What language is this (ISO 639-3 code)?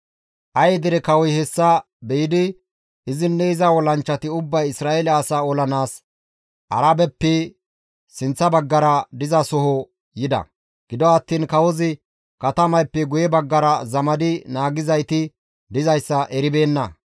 gmv